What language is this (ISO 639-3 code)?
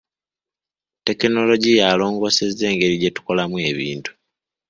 lug